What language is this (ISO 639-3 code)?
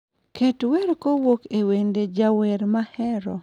luo